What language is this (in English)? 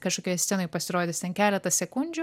Lithuanian